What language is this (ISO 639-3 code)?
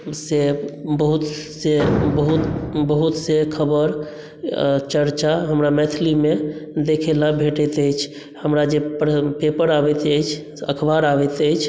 mai